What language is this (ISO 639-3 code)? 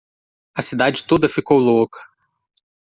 por